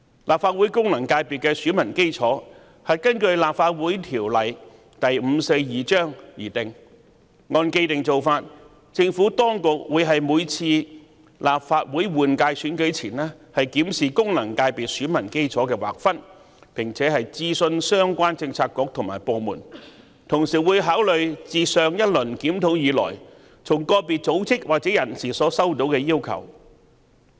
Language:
Cantonese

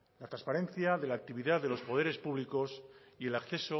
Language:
Spanish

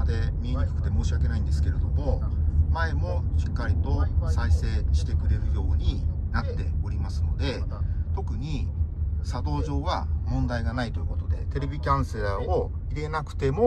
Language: Japanese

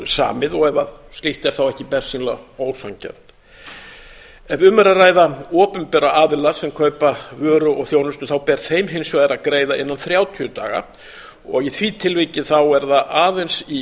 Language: Icelandic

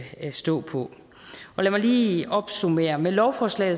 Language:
Danish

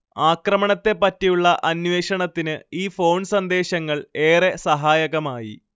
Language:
Malayalam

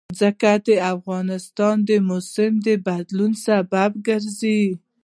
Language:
Pashto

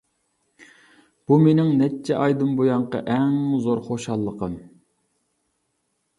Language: Uyghur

